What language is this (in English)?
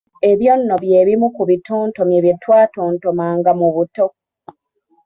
Ganda